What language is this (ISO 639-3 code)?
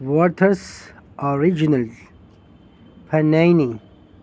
urd